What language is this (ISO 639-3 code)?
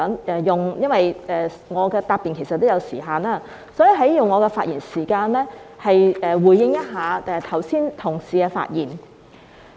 yue